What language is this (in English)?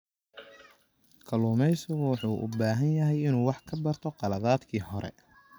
Somali